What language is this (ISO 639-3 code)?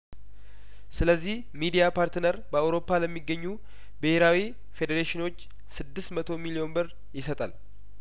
amh